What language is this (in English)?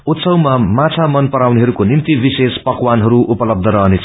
Nepali